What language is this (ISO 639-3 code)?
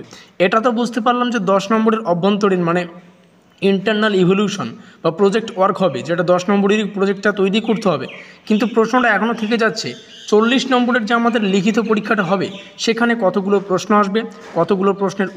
ben